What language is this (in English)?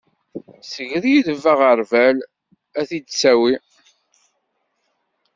Kabyle